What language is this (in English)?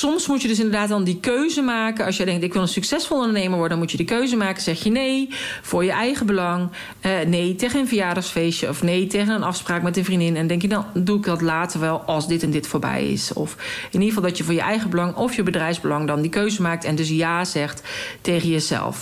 Dutch